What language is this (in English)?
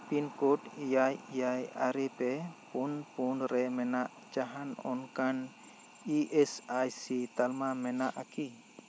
Santali